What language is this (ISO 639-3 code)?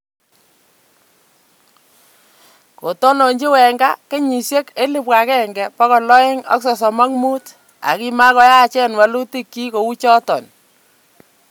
kln